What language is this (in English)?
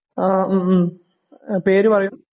Malayalam